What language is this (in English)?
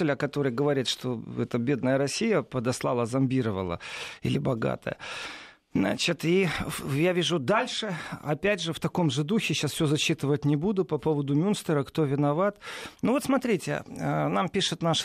Russian